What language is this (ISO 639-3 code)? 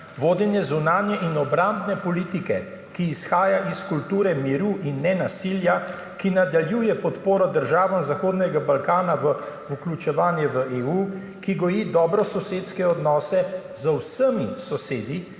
slv